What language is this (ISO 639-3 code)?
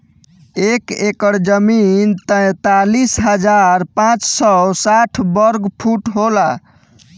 bho